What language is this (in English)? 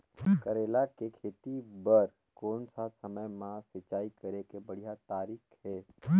Chhattisgarhi